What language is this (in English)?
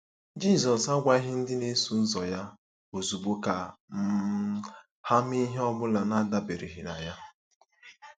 Igbo